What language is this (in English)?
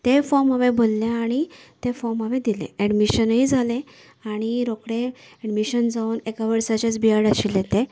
Konkani